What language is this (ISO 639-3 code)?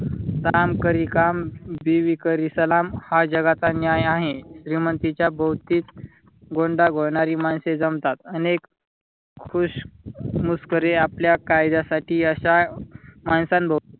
mar